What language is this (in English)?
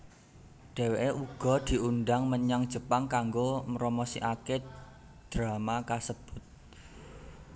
Javanese